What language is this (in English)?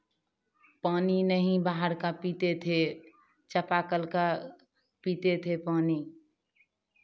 Hindi